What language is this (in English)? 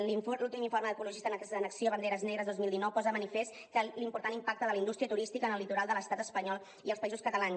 Catalan